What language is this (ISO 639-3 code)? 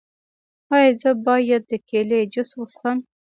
pus